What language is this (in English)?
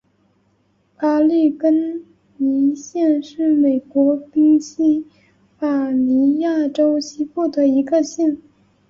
Chinese